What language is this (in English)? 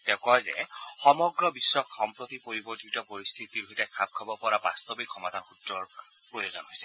Assamese